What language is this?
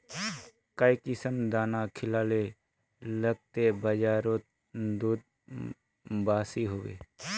Magahi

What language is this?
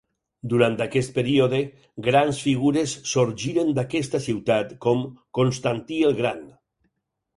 Catalan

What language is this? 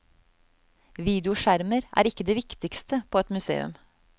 Norwegian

